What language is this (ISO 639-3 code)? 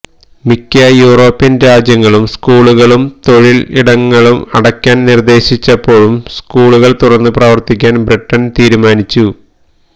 mal